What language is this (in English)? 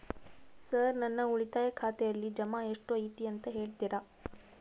Kannada